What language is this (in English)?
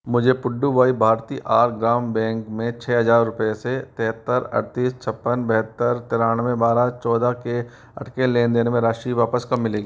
Hindi